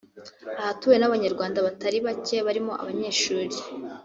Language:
Kinyarwanda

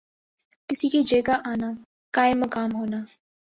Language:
Urdu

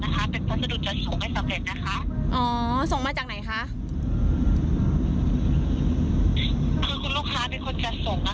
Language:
Thai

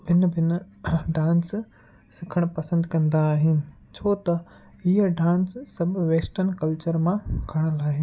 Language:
Sindhi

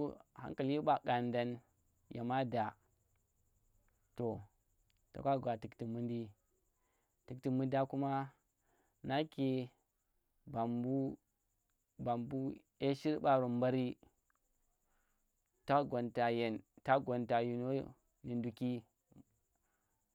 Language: Tera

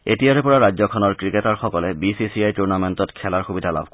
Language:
Assamese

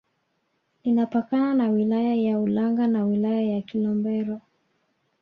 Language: Swahili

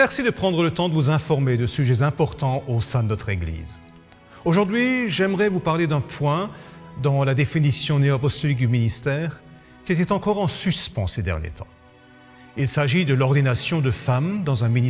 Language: French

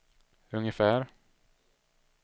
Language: Swedish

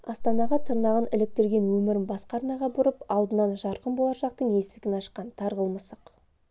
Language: Kazakh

